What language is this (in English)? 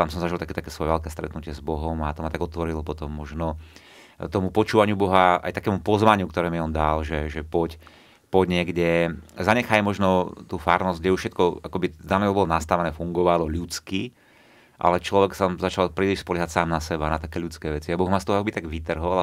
Slovak